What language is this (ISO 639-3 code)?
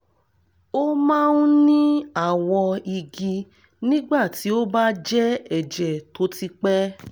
yor